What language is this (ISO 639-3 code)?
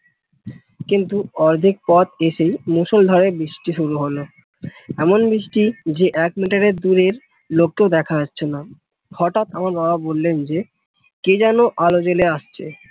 ben